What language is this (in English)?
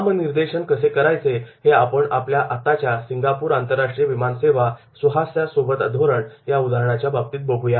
Marathi